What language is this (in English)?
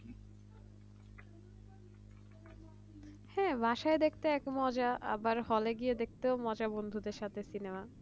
Bangla